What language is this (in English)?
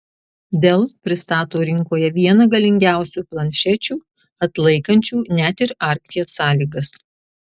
Lithuanian